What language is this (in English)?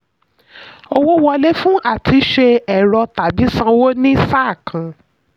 Yoruba